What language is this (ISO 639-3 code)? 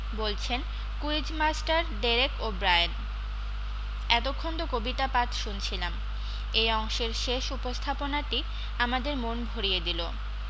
ben